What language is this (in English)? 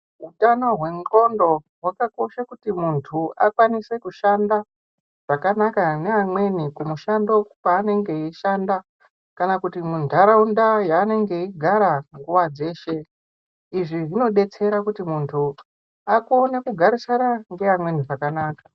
Ndau